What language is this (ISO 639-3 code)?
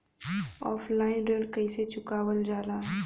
bho